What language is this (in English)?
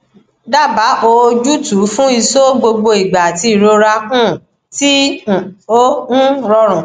Yoruba